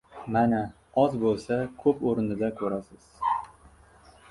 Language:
Uzbek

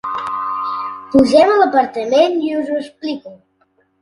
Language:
Catalan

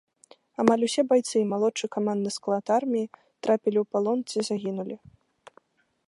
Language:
Belarusian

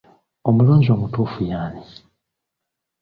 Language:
Ganda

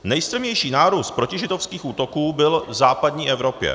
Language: Czech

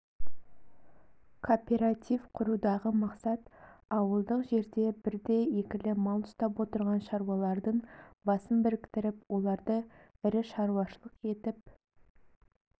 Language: Kazakh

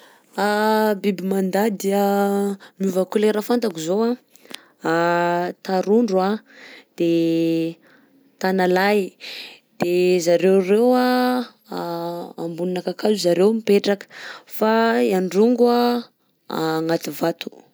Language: Southern Betsimisaraka Malagasy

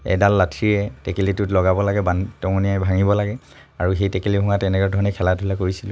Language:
Assamese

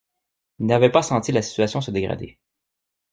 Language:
French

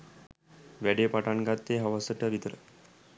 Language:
Sinhala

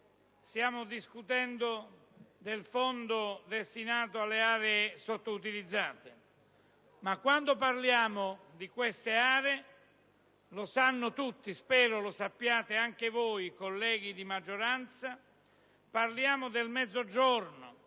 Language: Italian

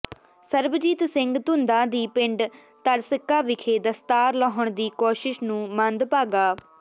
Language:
Punjabi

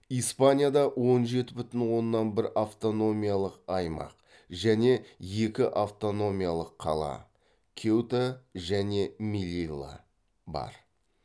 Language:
Kazakh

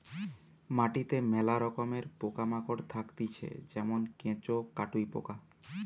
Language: Bangla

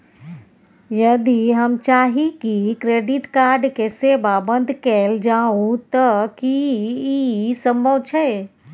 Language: Maithili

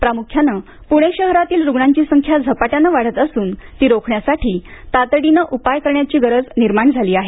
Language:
Marathi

